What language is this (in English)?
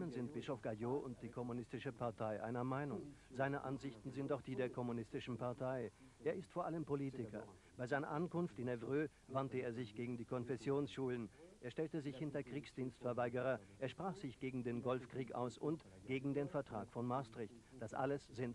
German